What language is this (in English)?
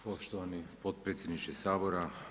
Croatian